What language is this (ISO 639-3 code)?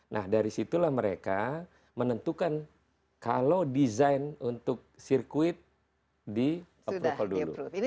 ind